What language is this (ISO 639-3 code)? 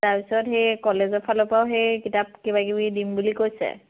asm